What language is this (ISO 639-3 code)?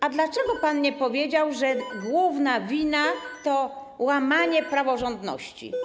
pol